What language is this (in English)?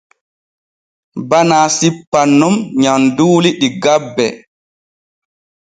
Borgu Fulfulde